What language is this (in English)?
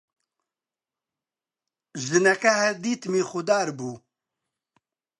Central Kurdish